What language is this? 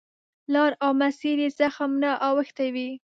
Pashto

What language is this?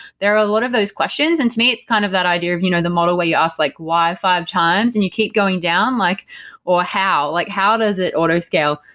English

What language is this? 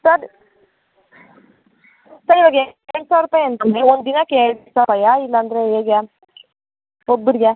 Kannada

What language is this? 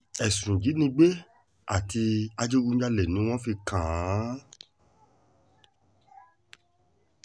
Yoruba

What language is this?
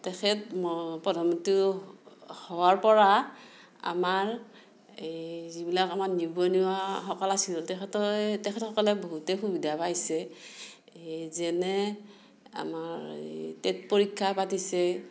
Assamese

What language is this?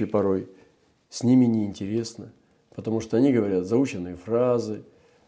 Russian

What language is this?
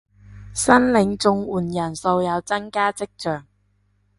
Cantonese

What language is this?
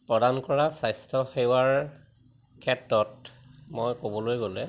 Assamese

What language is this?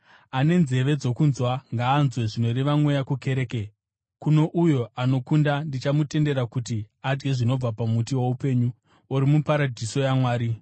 Shona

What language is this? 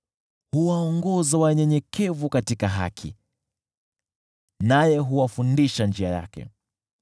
Swahili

